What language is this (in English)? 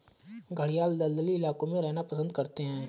Hindi